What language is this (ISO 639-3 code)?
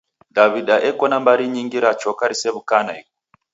dav